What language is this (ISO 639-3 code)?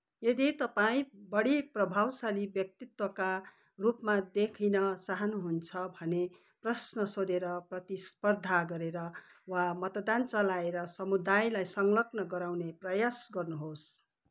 nep